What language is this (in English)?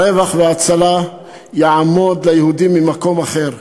Hebrew